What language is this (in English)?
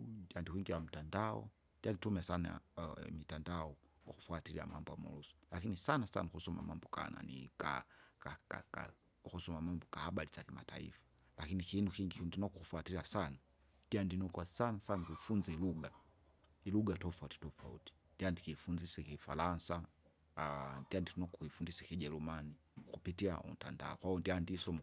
Kinga